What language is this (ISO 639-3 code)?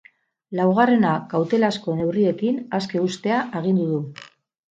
eus